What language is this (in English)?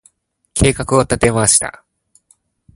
Japanese